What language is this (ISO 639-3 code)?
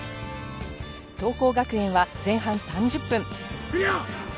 jpn